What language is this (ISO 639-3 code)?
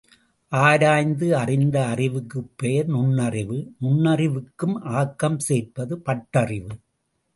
tam